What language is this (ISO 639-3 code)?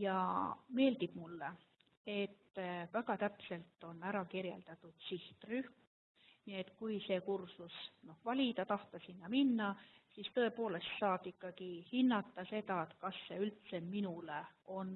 deu